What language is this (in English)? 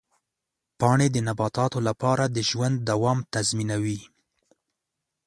Pashto